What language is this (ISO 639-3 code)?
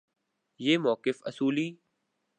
urd